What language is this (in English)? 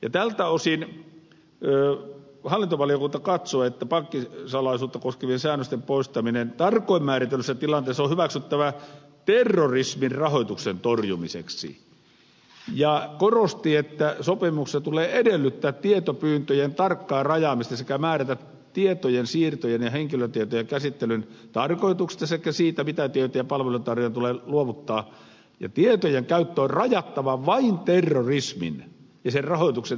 Finnish